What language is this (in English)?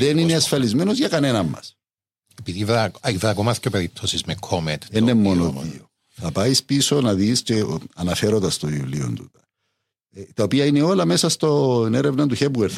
Greek